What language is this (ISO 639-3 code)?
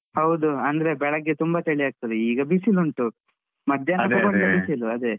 kan